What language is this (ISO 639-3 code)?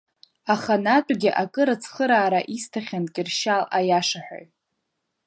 abk